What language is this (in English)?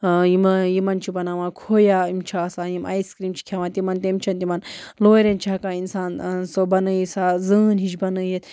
Kashmiri